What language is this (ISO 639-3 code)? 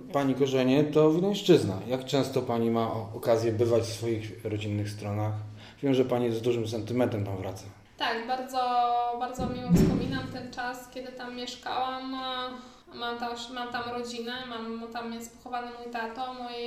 pol